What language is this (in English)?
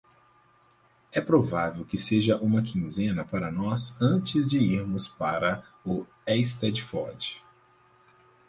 Portuguese